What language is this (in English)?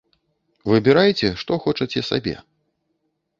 Belarusian